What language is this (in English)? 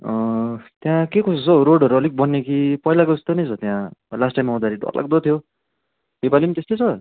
Nepali